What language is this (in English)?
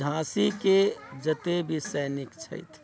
Maithili